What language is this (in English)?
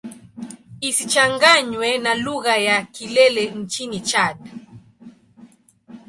Swahili